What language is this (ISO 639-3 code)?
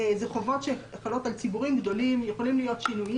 heb